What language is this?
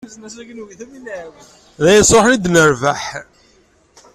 Kabyle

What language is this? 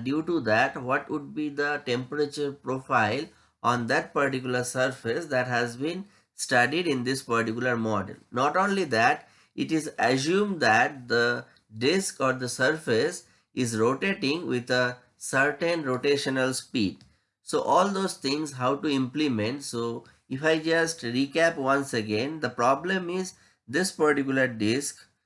English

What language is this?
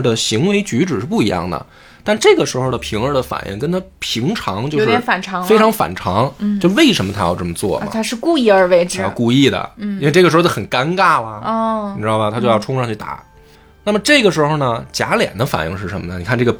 Chinese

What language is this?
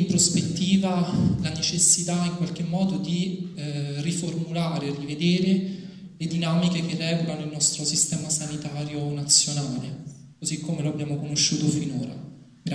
Italian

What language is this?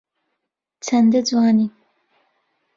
Central Kurdish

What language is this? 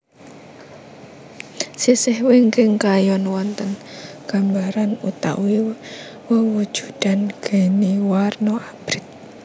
Javanese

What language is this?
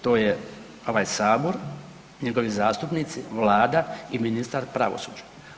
Croatian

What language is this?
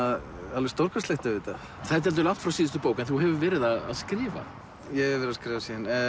Icelandic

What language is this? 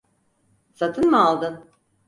Turkish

